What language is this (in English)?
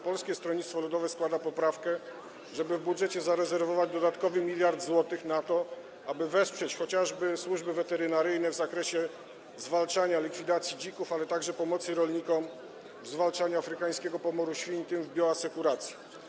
Polish